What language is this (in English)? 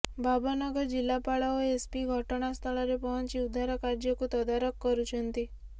Odia